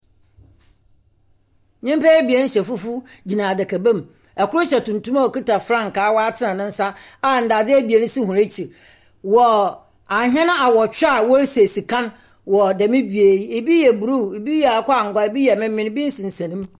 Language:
Akan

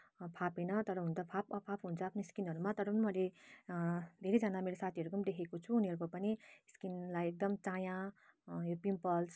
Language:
Nepali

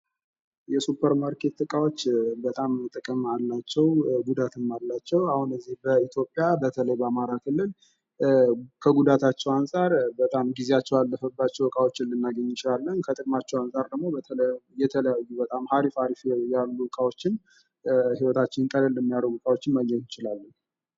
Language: Amharic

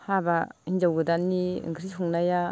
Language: Bodo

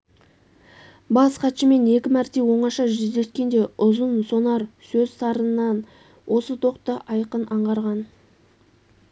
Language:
Kazakh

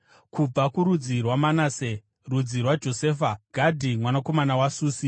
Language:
Shona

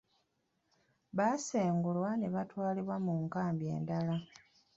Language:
Ganda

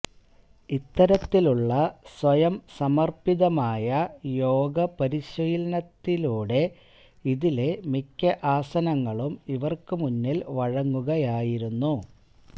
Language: Malayalam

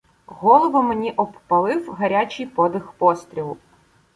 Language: Ukrainian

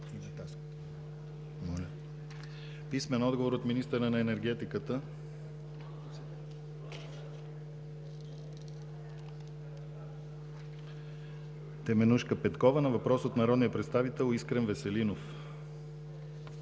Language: Bulgarian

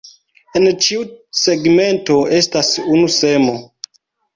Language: Esperanto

